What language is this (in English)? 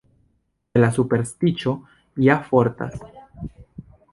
Esperanto